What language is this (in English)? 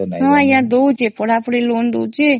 Odia